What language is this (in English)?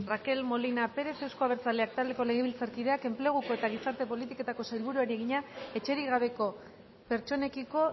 Basque